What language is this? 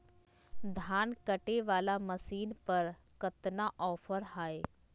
Magahi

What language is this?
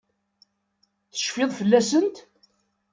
Kabyle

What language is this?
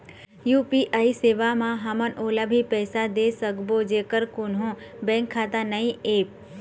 Chhattisgarhi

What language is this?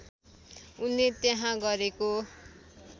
Nepali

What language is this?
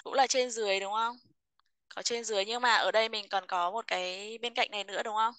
Vietnamese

